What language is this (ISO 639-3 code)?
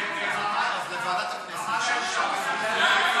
heb